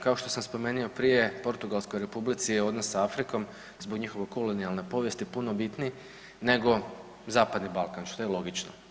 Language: Croatian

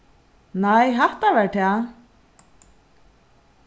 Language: Faroese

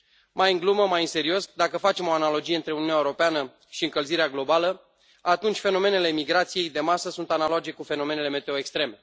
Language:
Romanian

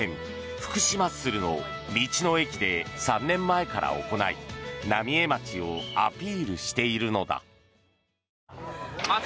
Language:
Japanese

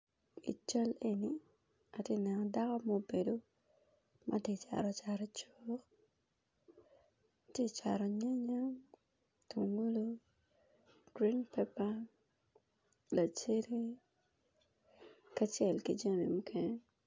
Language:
Acoli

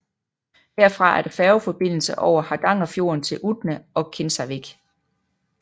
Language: Danish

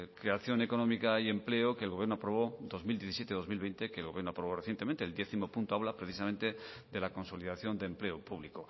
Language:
Spanish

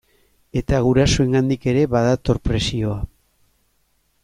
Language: Basque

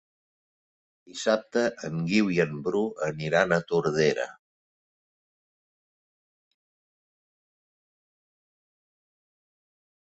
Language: Catalan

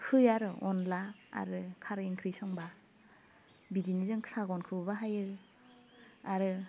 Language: Bodo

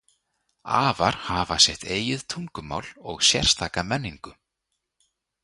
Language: Icelandic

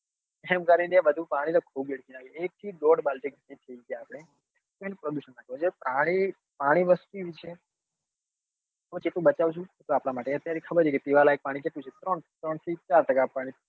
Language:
Gujarati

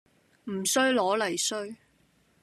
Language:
Cantonese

